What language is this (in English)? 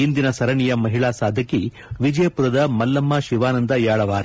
Kannada